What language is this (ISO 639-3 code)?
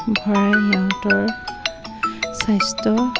asm